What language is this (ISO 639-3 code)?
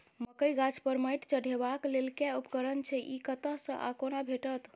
mai